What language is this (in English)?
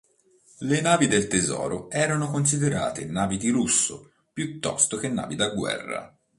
Italian